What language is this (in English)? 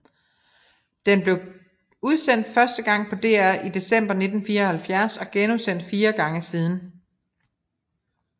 Danish